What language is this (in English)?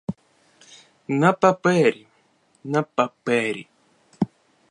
Ukrainian